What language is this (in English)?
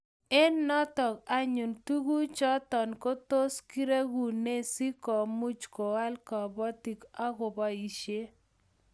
Kalenjin